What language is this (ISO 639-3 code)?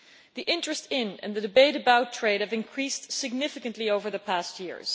eng